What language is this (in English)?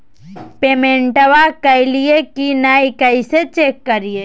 Magahi